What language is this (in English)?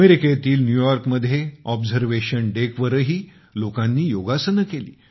Marathi